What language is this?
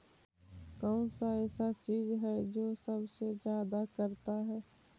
Magahi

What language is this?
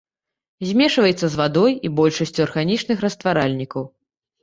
Belarusian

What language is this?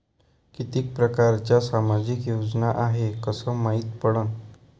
Marathi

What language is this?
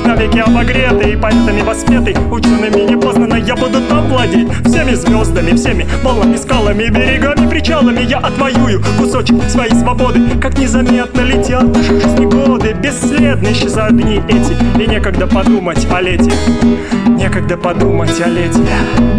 Russian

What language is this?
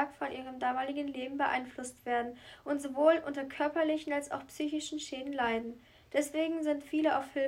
German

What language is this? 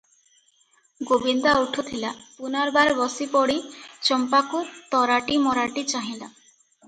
Odia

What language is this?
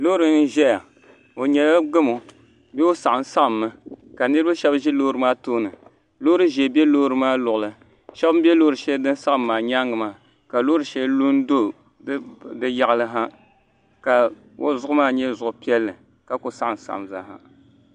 Dagbani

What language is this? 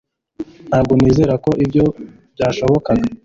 Kinyarwanda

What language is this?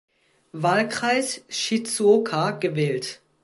German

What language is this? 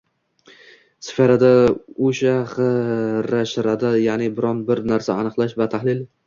Uzbek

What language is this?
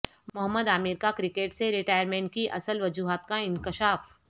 Urdu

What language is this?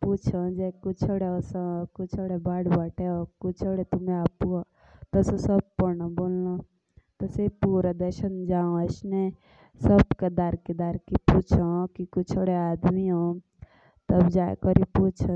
Jaunsari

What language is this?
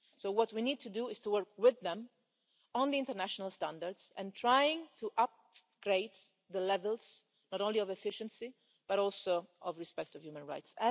English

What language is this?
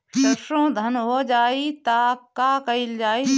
Bhojpuri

